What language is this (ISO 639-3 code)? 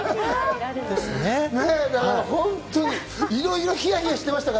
jpn